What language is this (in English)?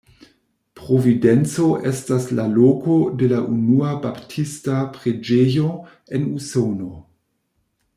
Esperanto